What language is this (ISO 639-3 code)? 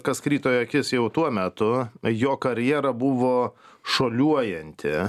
lit